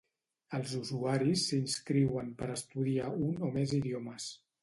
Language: Catalan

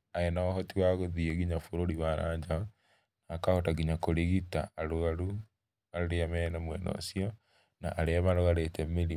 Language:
Kikuyu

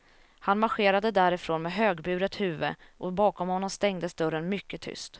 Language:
Swedish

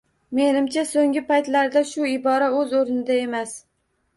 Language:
Uzbek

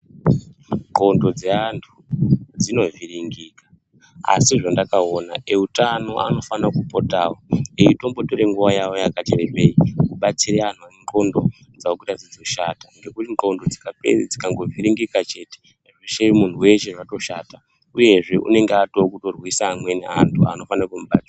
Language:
Ndau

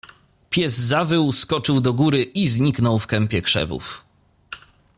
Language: Polish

